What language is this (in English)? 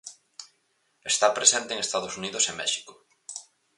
Galician